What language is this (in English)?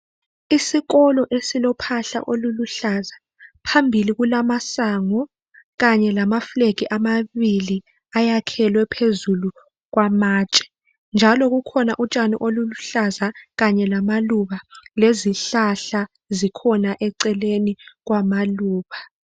North Ndebele